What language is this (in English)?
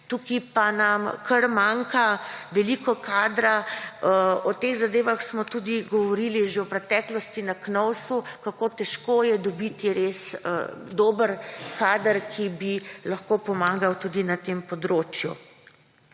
Slovenian